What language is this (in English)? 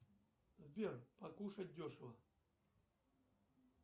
Russian